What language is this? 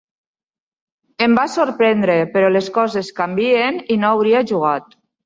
Catalan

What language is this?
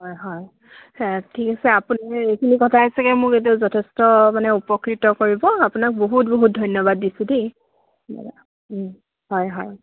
Assamese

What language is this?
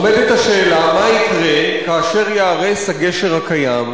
Hebrew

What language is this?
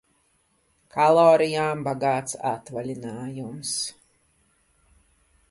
Latvian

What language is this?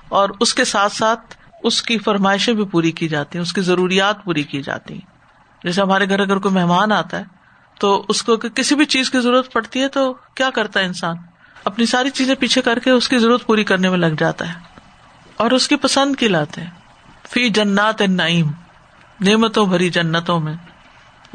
Urdu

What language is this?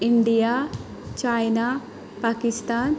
Konkani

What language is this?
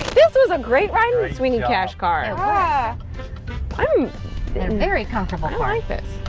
English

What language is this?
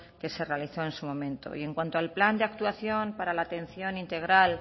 Spanish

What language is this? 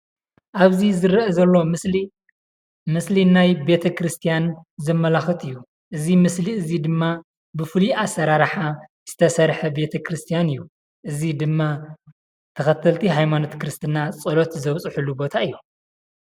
Tigrinya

